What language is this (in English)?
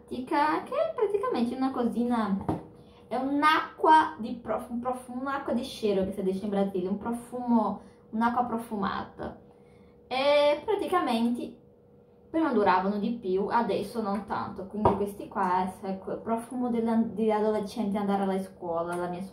Italian